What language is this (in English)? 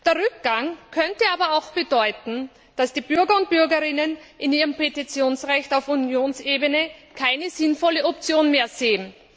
German